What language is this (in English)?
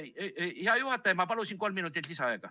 Estonian